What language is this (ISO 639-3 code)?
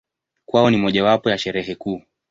swa